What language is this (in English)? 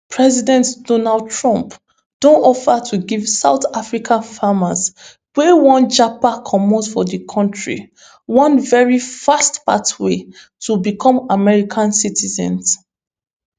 Nigerian Pidgin